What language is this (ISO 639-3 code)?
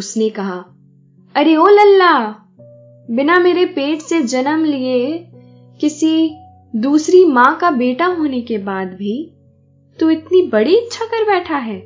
hin